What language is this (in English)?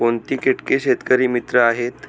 Marathi